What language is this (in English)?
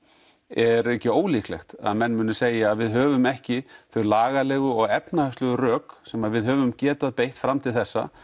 Icelandic